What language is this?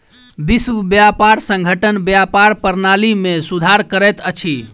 Maithili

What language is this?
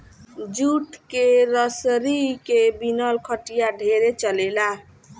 Bhojpuri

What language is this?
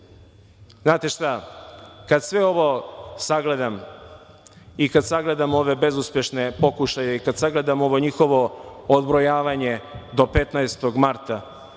Serbian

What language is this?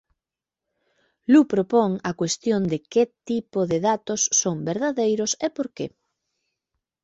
Galician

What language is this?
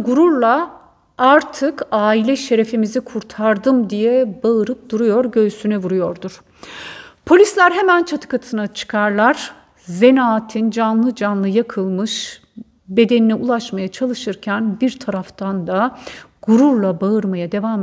Turkish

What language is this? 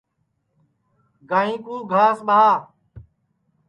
Sansi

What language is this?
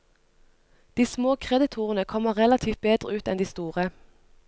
Norwegian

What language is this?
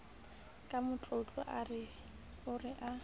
Southern Sotho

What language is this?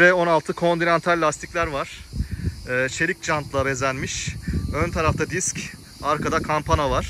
Turkish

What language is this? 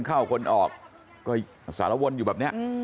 Thai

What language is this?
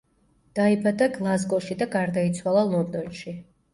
Georgian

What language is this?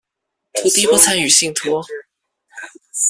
Chinese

